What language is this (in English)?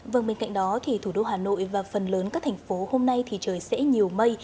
Vietnamese